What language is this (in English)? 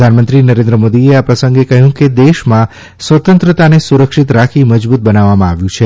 Gujarati